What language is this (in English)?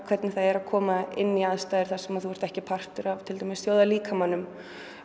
Icelandic